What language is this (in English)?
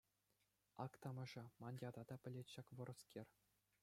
Chuvash